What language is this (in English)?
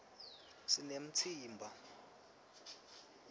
Swati